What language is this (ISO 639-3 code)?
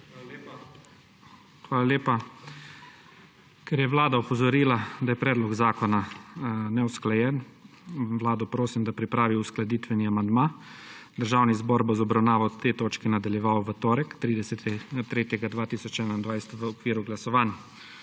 slv